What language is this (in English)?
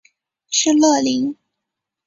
Chinese